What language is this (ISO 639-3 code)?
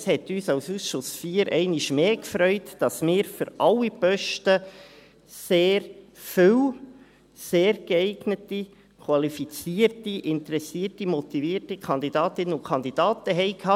gsw